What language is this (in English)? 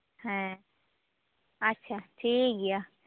Santali